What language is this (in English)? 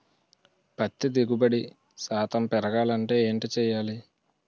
Telugu